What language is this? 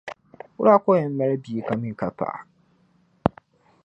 Dagbani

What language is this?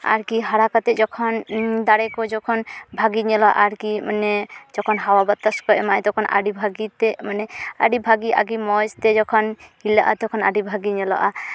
Santali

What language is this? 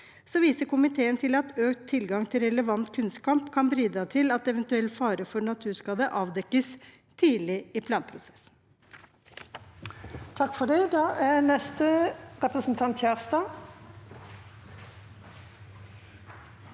Norwegian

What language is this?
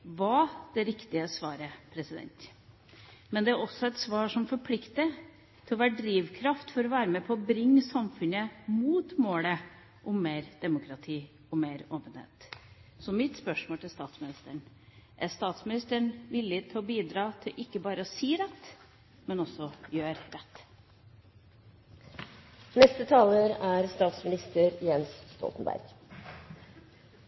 Norwegian Bokmål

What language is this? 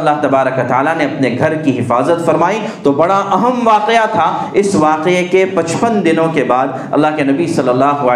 Urdu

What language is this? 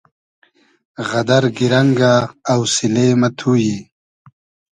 Hazaragi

